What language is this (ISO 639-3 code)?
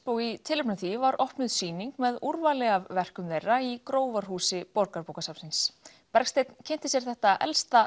isl